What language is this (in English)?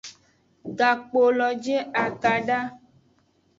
Aja (Benin)